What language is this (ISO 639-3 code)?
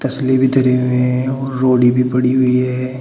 hin